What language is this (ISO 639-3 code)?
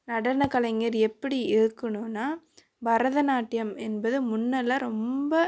tam